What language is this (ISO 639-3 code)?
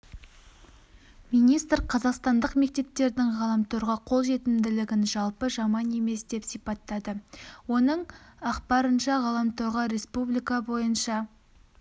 kaz